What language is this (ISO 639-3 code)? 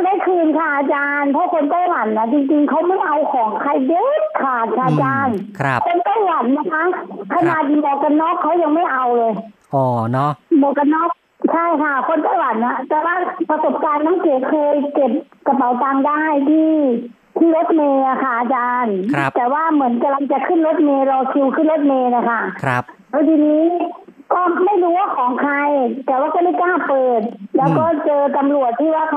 tha